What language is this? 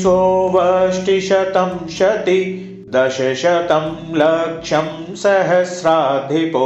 Hindi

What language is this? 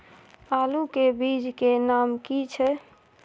Maithili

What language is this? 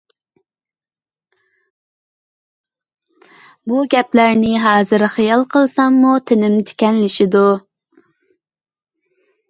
Uyghur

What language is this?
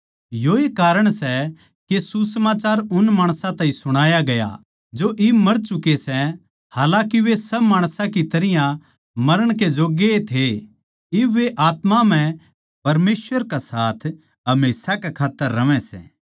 Haryanvi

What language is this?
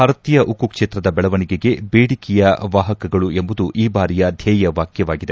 Kannada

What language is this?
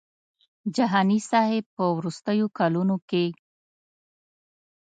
Pashto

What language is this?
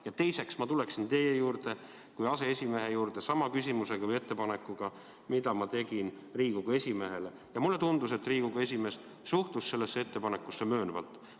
Estonian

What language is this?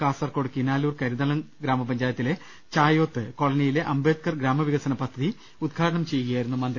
Malayalam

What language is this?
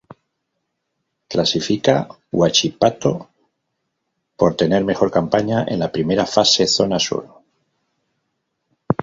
Spanish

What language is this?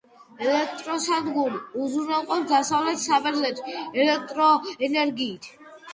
Georgian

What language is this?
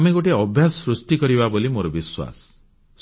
Odia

